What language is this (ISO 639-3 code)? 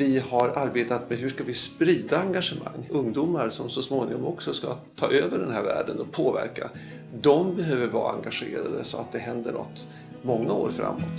swe